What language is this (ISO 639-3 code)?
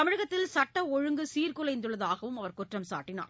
tam